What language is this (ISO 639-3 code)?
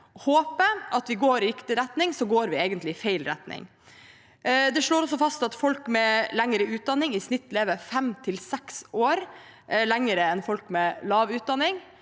nor